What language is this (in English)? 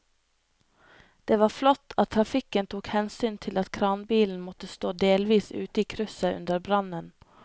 Norwegian